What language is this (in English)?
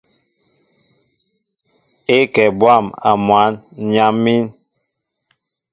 Mbo (Cameroon)